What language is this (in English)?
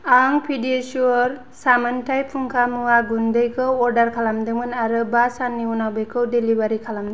Bodo